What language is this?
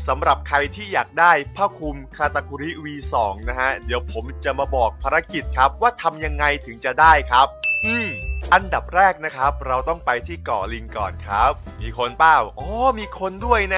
Thai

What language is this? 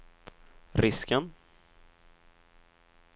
Swedish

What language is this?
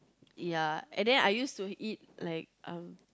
English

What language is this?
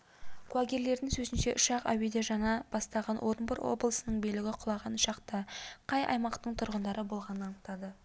Kazakh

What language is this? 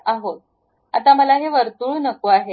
Marathi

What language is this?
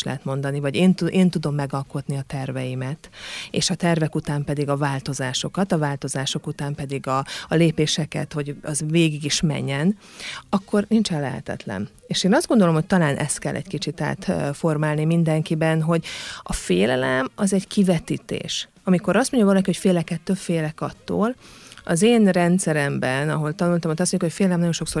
Hungarian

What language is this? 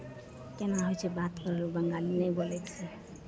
Maithili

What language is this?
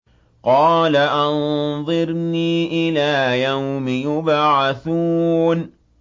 Arabic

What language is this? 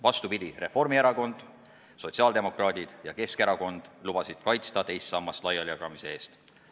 Estonian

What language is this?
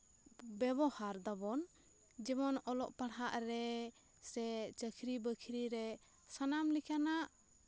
Santali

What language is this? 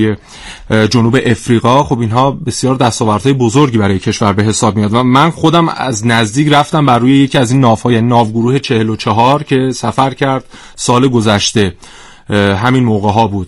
Persian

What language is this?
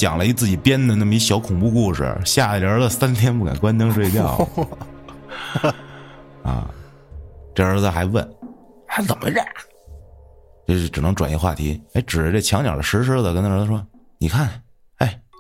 Chinese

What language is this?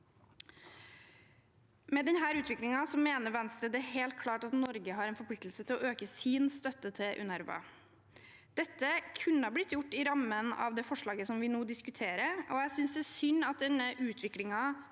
Norwegian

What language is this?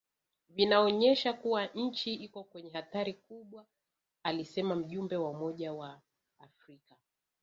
Swahili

